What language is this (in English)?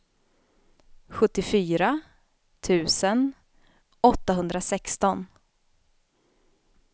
Swedish